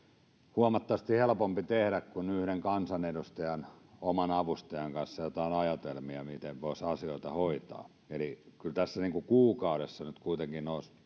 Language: Finnish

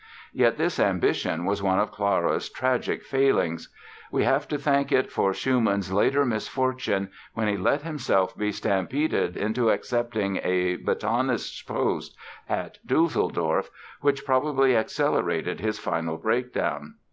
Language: English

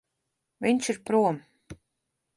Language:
Latvian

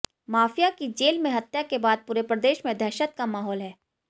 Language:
Hindi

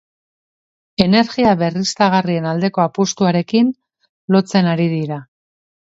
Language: Basque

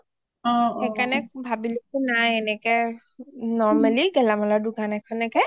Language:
Assamese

